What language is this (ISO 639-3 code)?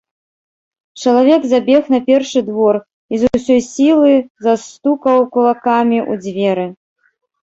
bel